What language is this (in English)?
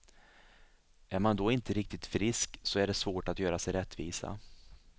Swedish